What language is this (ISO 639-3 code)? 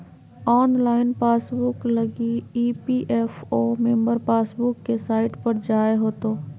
mag